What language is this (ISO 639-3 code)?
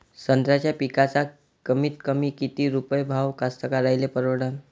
mar